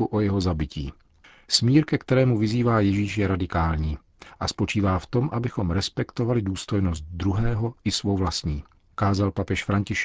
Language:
Czech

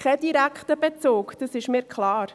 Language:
Swiss German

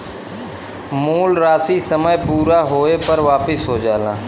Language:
Bhojpuri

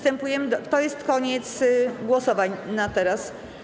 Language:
Polish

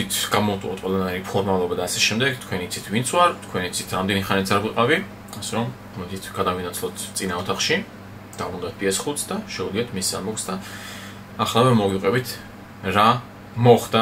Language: Romanian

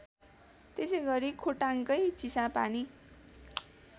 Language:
Nepali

